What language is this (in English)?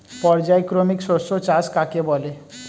Bangla